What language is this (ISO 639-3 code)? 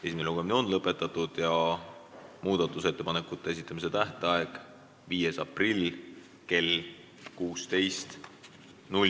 est